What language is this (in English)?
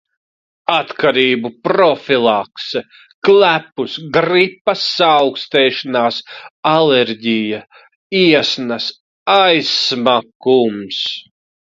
Latvian